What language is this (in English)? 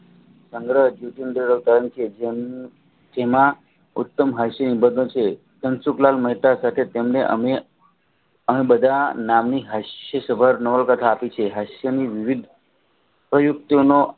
Gujarati